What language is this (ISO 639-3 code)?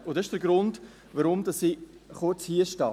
gsw